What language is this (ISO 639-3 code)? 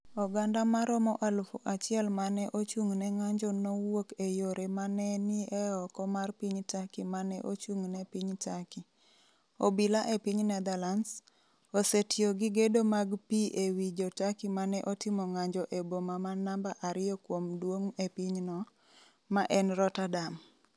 luo